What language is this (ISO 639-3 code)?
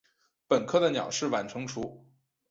zho